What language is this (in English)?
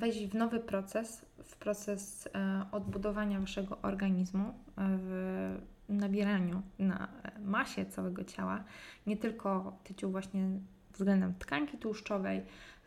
Polish